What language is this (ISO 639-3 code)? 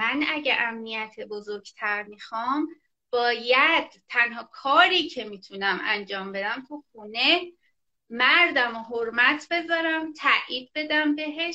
fas